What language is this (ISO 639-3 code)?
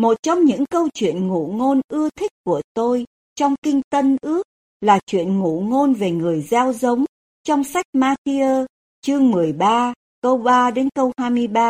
vie